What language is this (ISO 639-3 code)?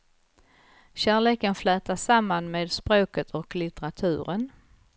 swe